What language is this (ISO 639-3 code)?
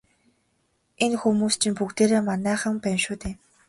mon